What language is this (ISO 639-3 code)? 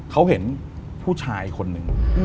tha